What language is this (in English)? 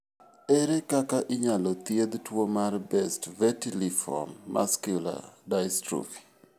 Luo (Kenya and Tanzania)